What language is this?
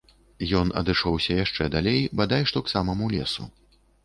Belarusian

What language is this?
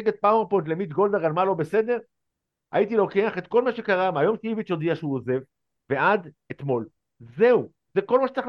Hebrew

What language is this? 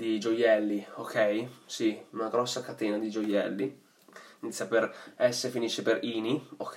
Italian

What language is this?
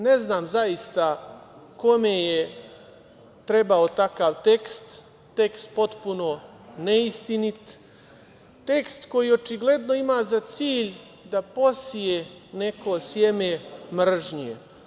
Serbian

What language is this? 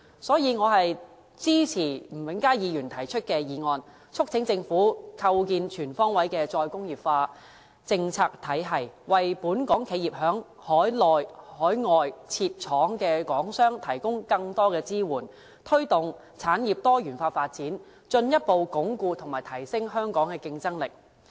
Cantonese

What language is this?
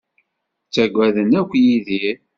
Kabyle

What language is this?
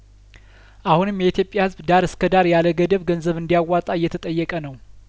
Amharic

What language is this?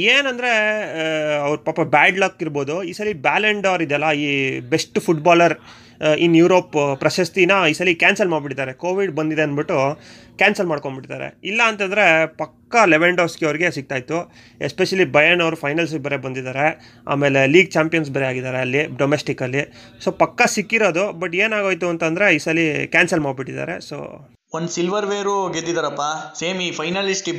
Kannada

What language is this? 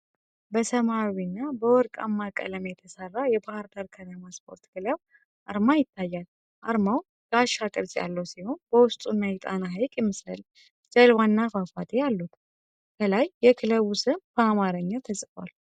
Amharic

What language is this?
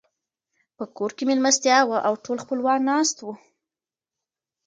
Pashto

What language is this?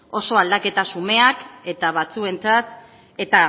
Basque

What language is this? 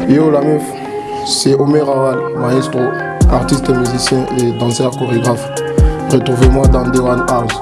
French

